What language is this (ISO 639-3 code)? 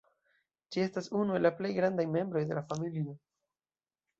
epo